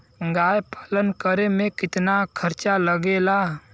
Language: Bhojpuri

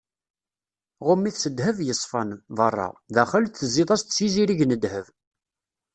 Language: Kabyle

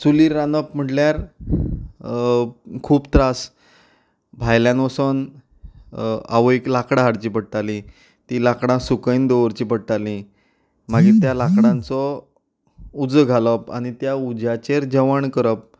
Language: Konkani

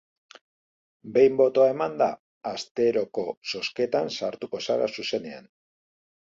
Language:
Basque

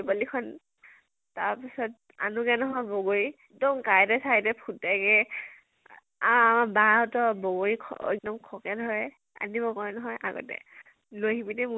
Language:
Assamese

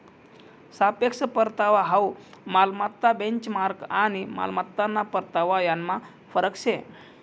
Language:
Marathi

